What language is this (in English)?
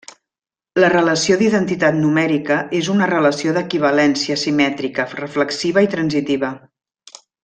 Catalan